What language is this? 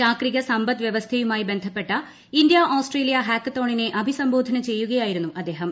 Malayalam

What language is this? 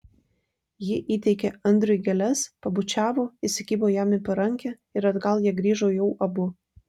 Lithuanian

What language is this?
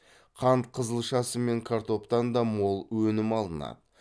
Kazakh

